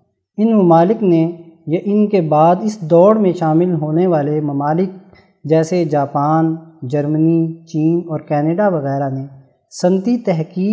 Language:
Urdu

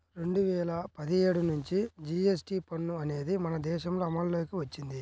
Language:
Telugu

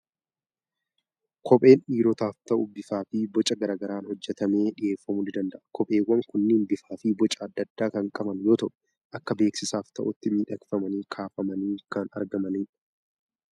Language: Oromo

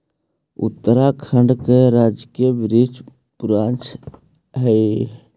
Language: Magahi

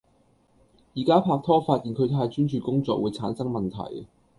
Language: Cantonese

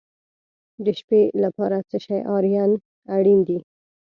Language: Pashto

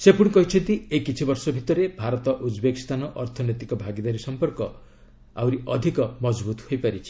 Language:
Odia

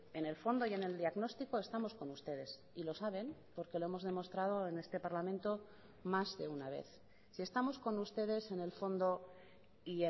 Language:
Spanish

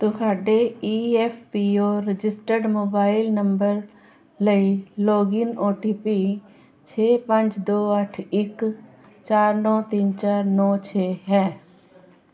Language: Punjabi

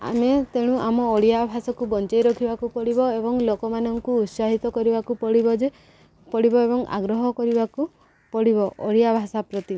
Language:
Odia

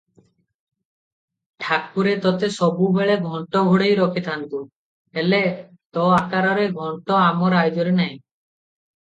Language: Odia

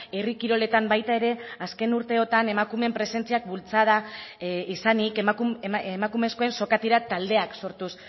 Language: Basque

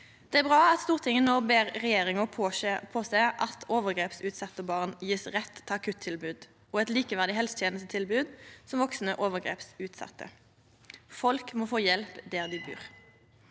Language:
Norwegian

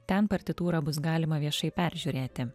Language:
Lithuanian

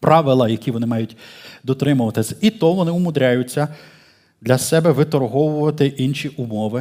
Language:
Ukrainian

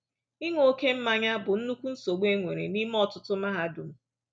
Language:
Igbo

